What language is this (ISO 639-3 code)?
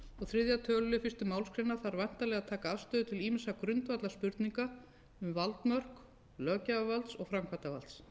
isl